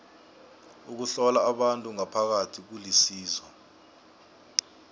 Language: South Ndebele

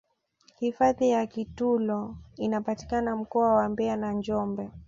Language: Swahili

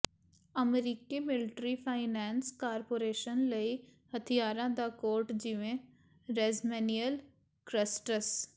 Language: Punjabi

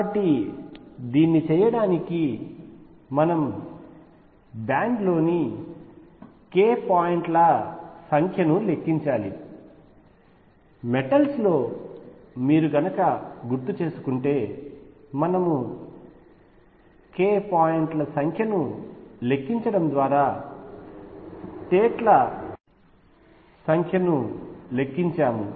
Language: Telugu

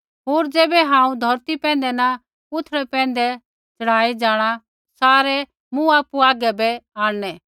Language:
Kullu Pahari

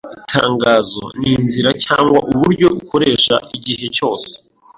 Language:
Kinyarwanda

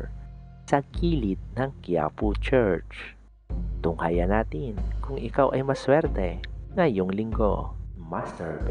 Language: Filipino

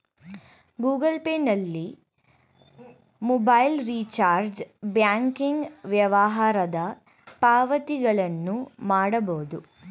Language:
Kannada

